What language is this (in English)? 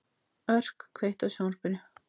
Icelandic